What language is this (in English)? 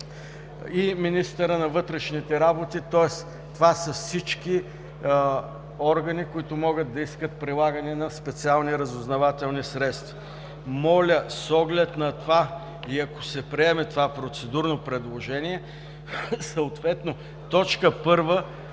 Bulgarian